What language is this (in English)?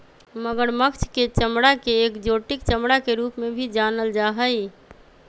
Magahi